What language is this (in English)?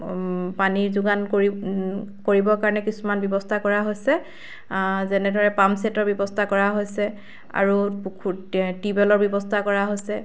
Assamese